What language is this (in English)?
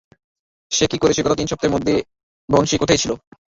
Bangla